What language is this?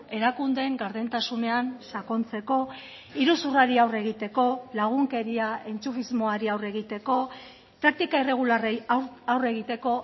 Basque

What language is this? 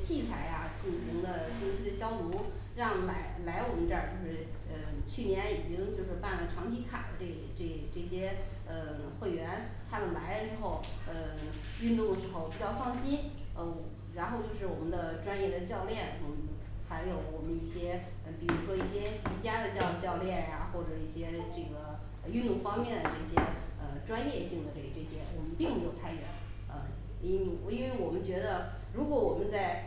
Chinese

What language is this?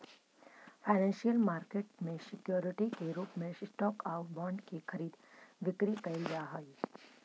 Magahi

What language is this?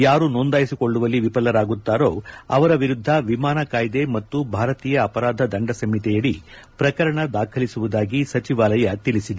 Kannada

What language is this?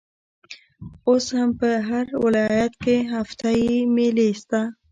Pashto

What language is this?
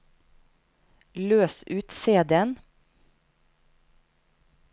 Norwegian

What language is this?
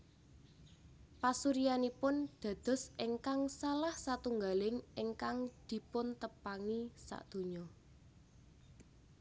Javanese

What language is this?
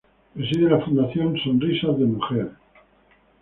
Spanish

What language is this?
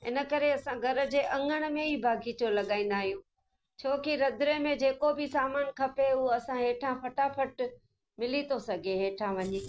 Sindhi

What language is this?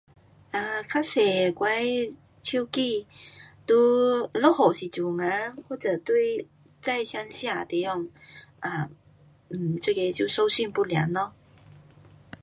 Pu-Xian Chinese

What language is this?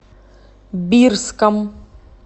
Russian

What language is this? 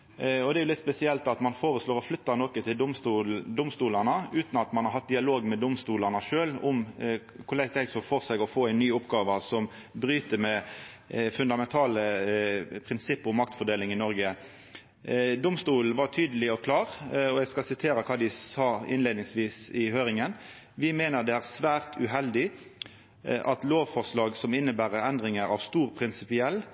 Norwegian Nynorsk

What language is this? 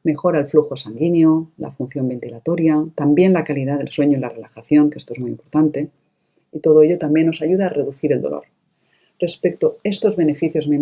Spanish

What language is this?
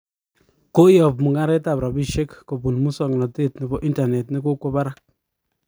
Kalenjin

